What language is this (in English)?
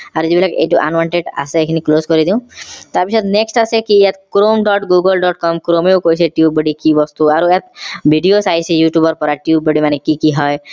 Assamese